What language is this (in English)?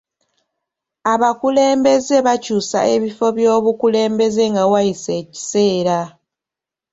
Ganda